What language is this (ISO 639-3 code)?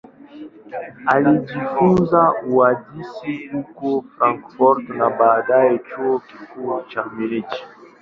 swa